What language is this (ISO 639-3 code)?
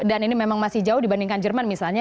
ind